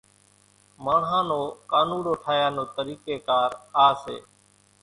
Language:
Kachi Koli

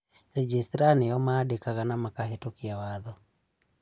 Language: Kikuyu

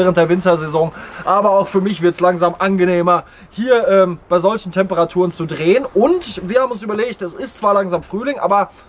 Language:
German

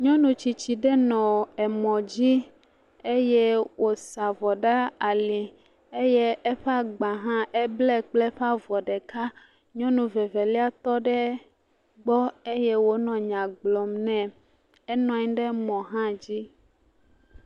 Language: Ewe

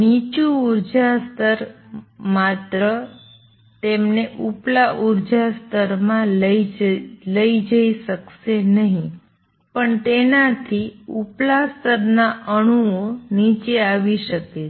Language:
Gujarati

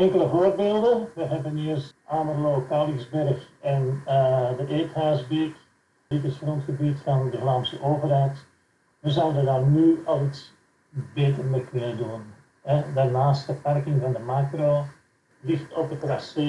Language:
Dutch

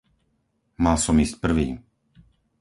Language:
Slovak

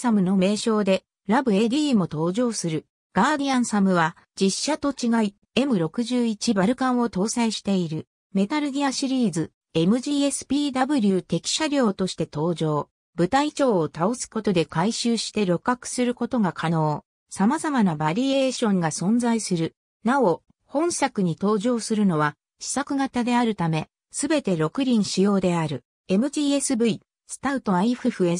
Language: Japanese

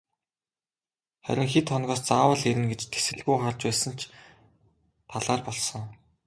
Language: Mongolian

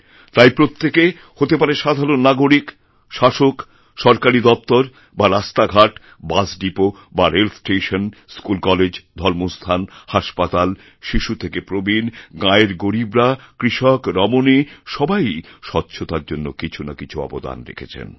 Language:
Bangla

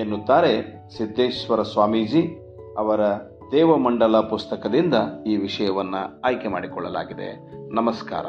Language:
Kannada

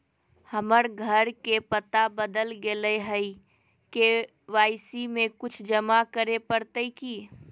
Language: Magahi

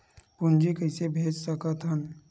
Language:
Chhattisgarhi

